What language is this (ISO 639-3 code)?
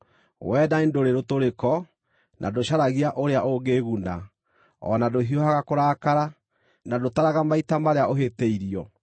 kik